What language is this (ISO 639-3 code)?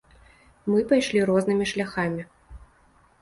bel